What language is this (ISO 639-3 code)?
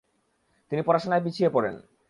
ben